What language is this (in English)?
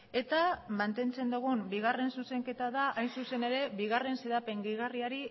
Basque